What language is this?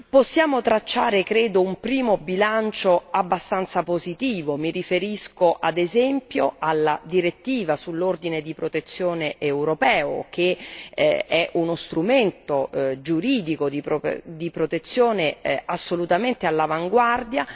Italian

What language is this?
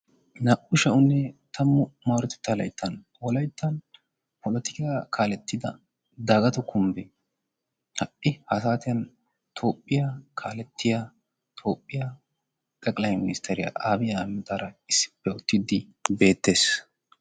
Wolaytta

